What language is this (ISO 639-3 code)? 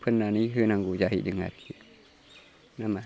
brx